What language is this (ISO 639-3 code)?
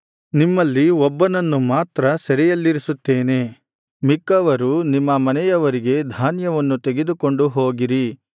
kan